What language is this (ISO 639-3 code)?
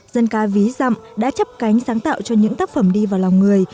vie